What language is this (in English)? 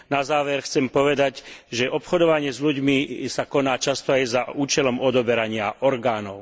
Slovak